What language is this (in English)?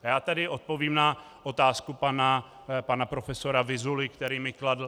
Czech